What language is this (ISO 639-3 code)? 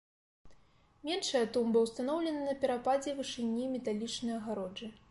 bel